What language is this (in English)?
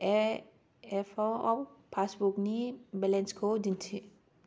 Bodo